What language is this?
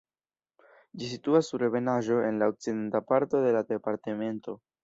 Esperanto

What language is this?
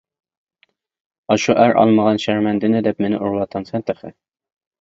Uyghur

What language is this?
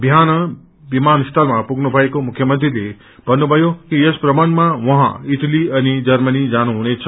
Nepali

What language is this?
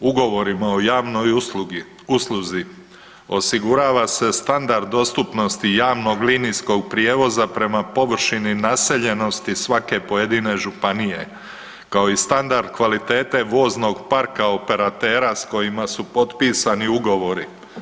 Croatian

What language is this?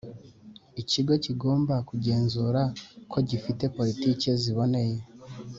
Kinyarwanda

